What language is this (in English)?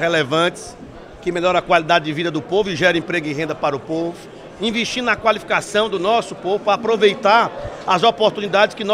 Portuguese